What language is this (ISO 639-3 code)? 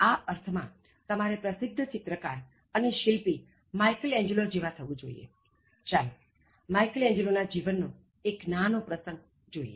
guj